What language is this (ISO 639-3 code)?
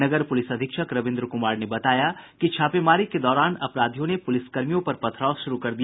hin